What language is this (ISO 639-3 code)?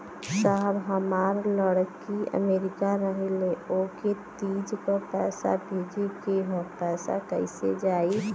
bho